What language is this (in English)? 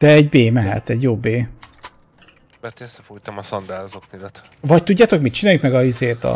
Hungarian